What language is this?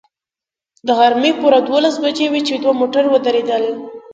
Pashto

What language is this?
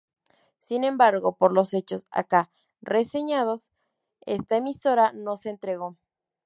Spanish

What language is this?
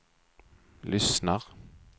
Swedish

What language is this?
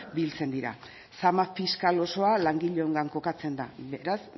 Basque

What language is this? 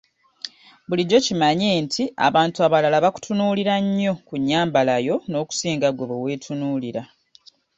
Ganda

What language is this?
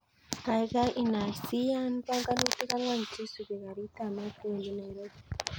Kalenjin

